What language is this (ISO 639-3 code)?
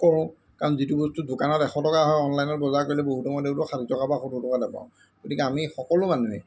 asm